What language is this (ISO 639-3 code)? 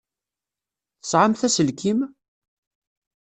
kab